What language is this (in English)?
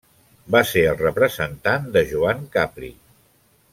Catalan